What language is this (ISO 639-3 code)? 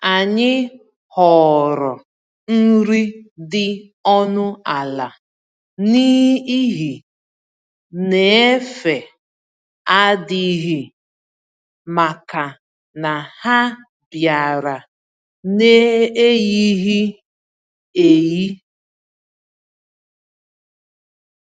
ibo